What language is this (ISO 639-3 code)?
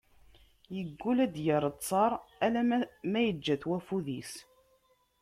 kab